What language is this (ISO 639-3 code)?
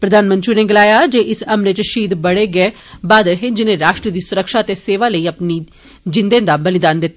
doi